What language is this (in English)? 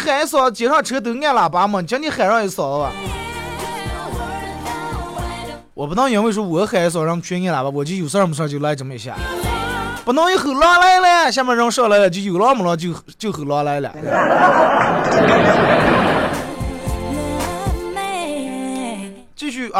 Chinese